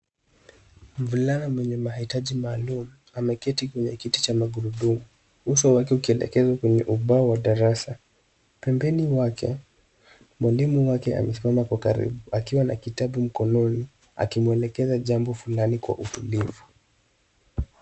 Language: Swahili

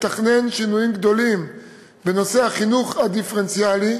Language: Hebrew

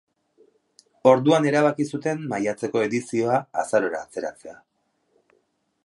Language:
Basque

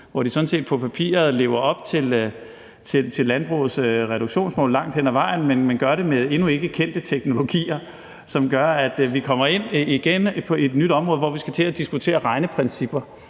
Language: Danish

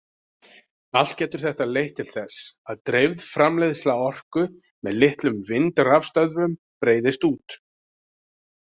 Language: Icelandic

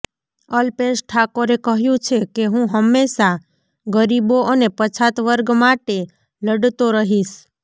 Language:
Gujarati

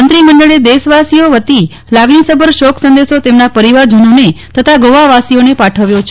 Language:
Gujarati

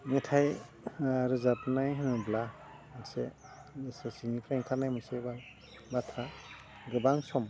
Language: Bodo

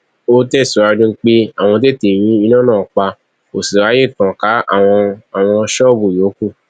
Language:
Yoruba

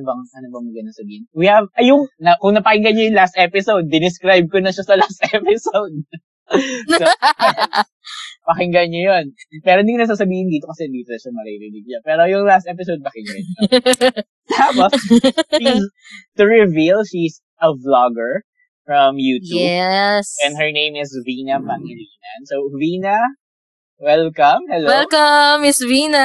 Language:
Filipino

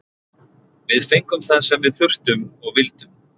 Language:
Icelandic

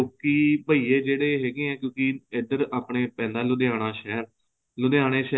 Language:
Punjabi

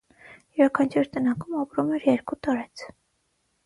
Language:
Armenian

